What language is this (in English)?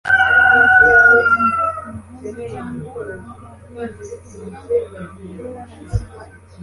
Kinyarwanda